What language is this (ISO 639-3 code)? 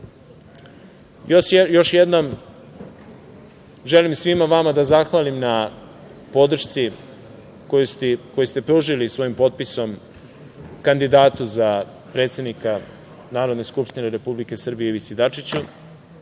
srp